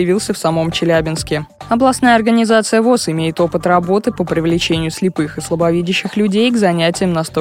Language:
Russian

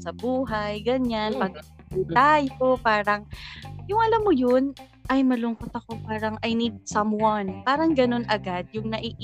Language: Filipino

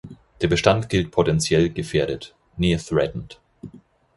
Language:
German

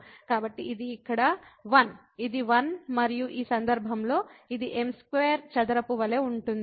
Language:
Telugu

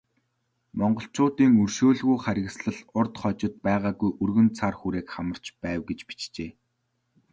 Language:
Mongolian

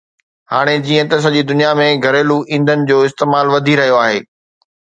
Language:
Sindhi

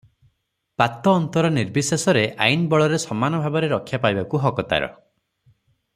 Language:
Odia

